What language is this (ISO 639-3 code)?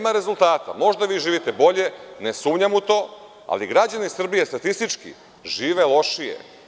srp